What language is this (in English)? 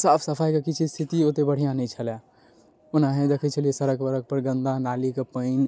Maithili